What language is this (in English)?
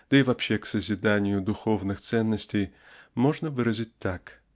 Russian